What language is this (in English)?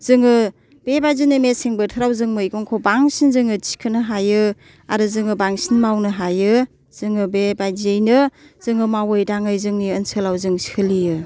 Bodo